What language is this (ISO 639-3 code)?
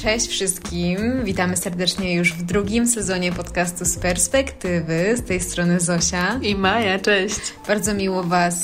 pol